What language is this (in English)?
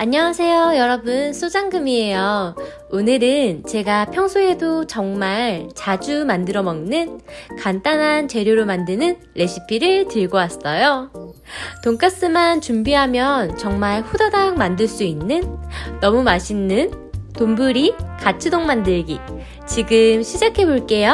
Korean